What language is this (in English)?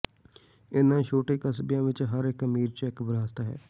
Punjabi